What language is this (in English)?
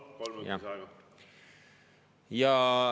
Estonian